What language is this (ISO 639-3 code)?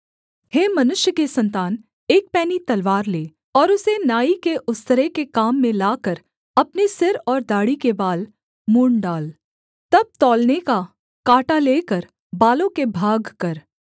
hin